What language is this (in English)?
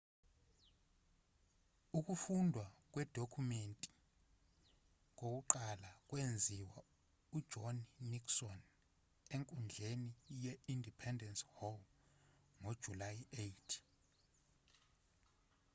Zulu